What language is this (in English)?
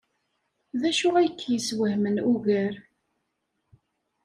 Kabyle